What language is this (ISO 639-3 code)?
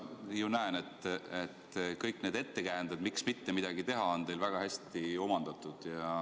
est